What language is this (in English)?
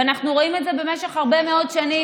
Hebrew